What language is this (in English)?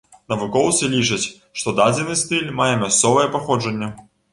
Belarusian